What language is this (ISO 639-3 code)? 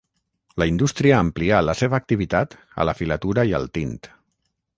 cat